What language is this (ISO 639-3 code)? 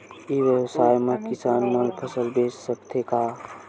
hne